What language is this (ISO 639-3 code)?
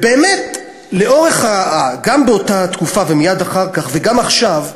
heb